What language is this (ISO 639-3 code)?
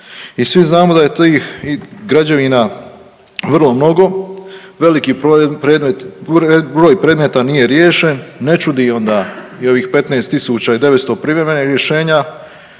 hrv